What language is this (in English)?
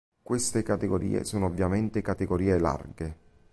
Italian